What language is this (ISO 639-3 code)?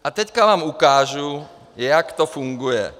ces